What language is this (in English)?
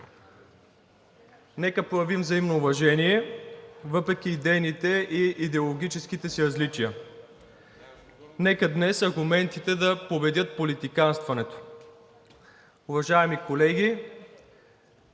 Bulgarian